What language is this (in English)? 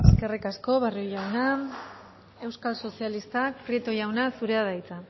Basque